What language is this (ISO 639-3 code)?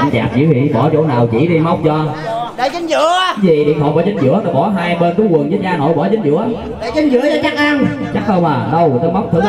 vie